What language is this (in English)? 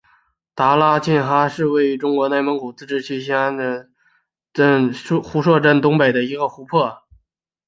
Chinese